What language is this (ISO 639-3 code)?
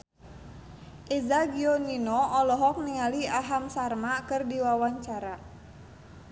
sun